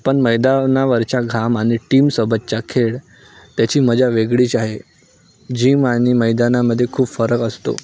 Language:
Marathi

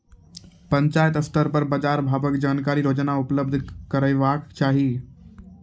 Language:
Maithili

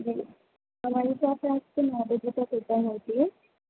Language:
Urdu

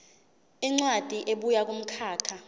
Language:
Zulu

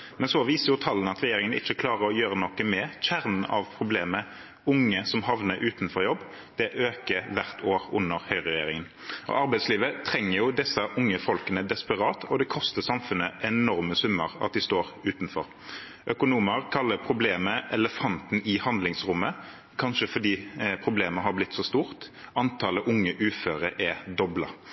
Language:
Norwegian Bokmål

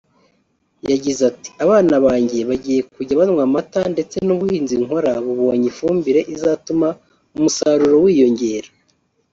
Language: Kinyarwanda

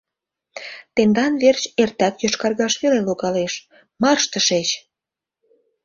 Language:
Mari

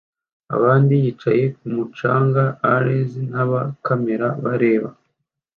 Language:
Kinyarwanda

